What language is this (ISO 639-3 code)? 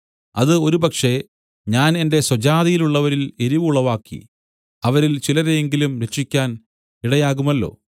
mal